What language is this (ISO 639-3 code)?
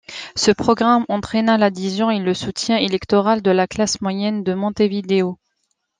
fra